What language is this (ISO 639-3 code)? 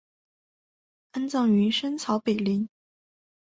zho